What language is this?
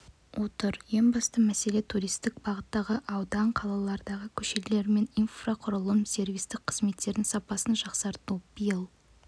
Kazakh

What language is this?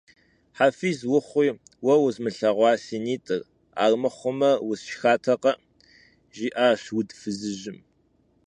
Kabardian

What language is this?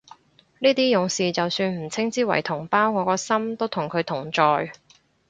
Cantonese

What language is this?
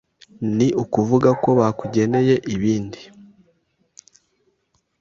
Kinyarwanda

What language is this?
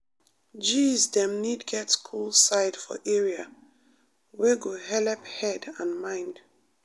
Nigerian Pidgin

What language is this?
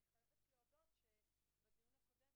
Hebrew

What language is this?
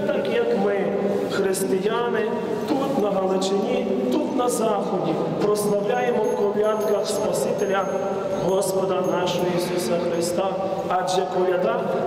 Ukrainian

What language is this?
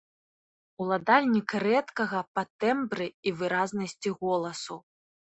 Belarusian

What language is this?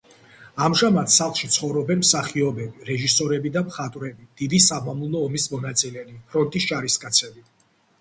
Georgian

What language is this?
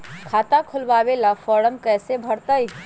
Magahi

